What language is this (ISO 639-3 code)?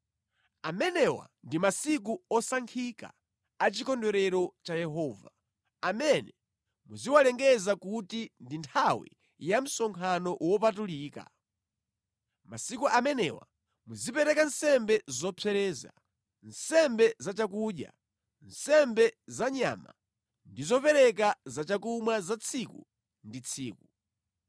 nya